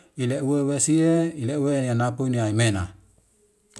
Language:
Wemale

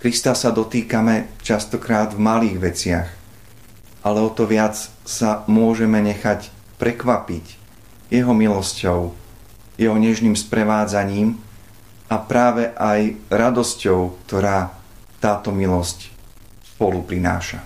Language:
Slovak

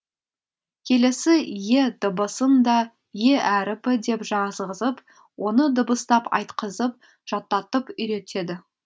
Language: Kazakh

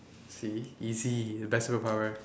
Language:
English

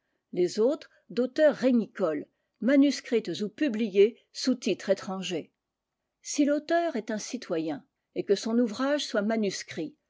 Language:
French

